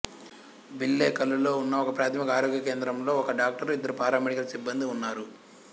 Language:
Telugu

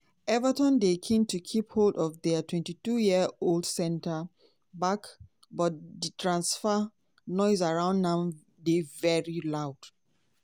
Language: Nigerian Pidgin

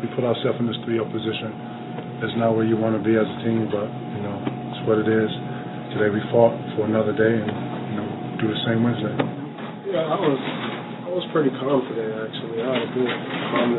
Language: English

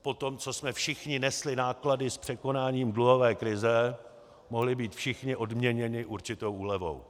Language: Czech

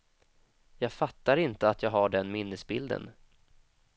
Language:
Swedish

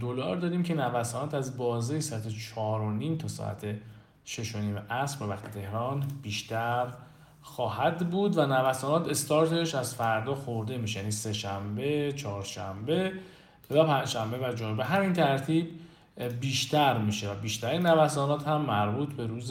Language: Persian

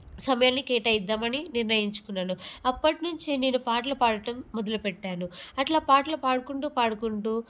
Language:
Telugu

